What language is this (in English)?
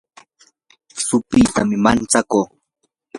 Yanahuanca Pasco Quechua